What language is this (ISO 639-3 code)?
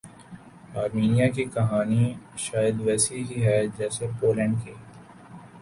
urd